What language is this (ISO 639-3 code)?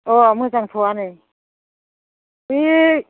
brx